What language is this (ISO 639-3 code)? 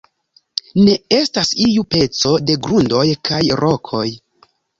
epo